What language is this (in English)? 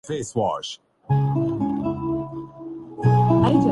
Urdu